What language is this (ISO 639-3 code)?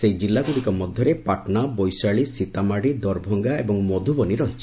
ori